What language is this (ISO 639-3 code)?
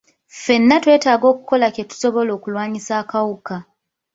lug